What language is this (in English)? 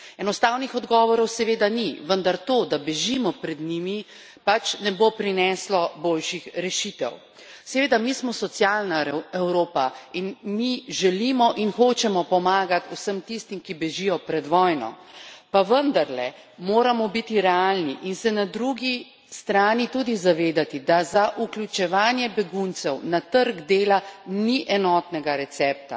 Slovenian